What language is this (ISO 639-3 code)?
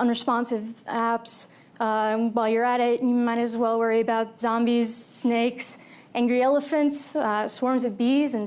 eng